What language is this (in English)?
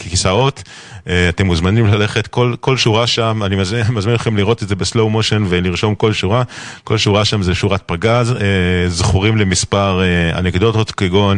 Hebrew